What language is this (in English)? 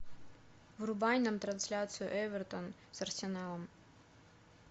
Russian